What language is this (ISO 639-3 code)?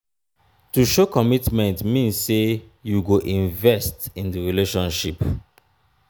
pcm